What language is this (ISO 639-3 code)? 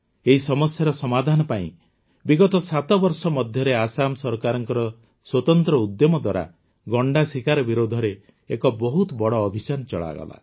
ori